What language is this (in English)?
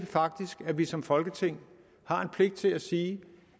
Danish